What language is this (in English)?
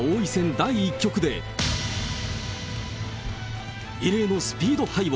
Japanese